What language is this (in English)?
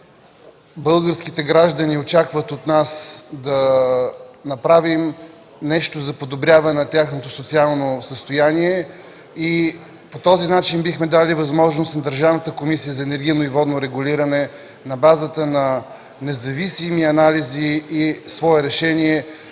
Bulgarian